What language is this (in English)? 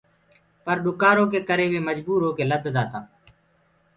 Gurgula